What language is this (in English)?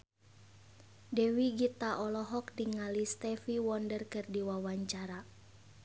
Sundanese